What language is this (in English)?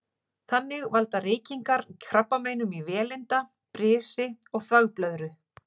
Icelandic